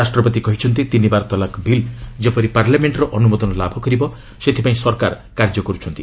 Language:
Odia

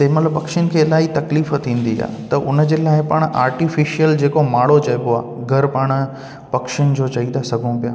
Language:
Sindhi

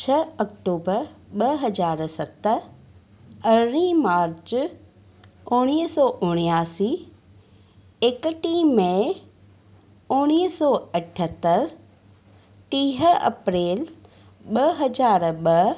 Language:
Sindhi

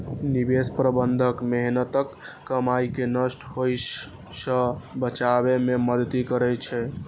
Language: Maithili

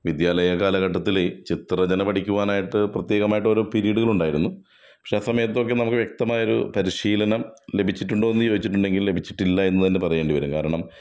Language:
Malayalam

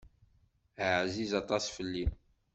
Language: Kabyle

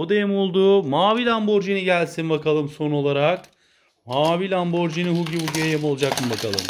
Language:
Turkish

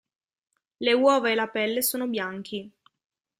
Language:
Italian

